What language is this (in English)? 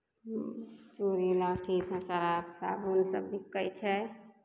Maithili